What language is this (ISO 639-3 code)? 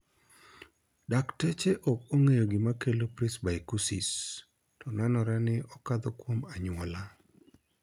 luo